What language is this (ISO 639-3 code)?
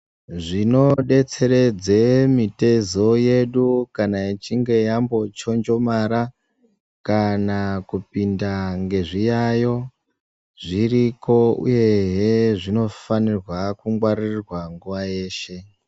ndc